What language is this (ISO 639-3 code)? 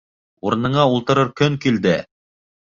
bak